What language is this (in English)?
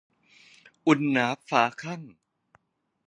Thai